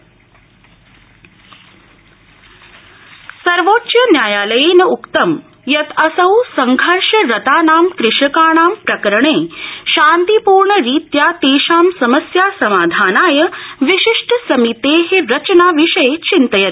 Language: Sanskrit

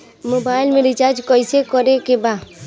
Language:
Bhojpuri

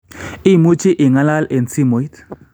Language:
Kalenjin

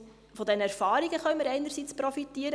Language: Swiss German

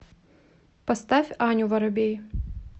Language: Russian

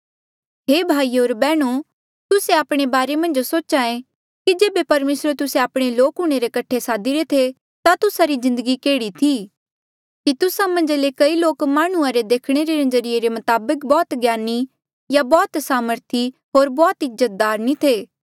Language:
Mandeali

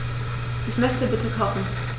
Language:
German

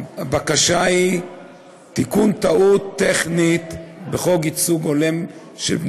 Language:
Hebrew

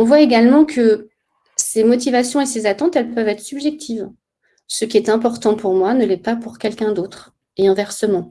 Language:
French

